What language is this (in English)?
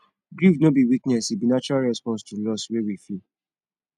Nigerian Pidgin